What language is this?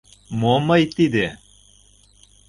Mari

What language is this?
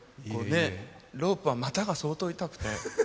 Japanese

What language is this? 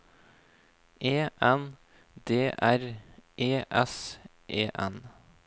Norwegian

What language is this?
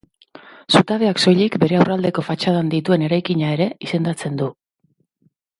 Basque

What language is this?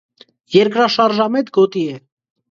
Armenian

